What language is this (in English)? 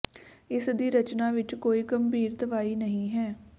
Punjabi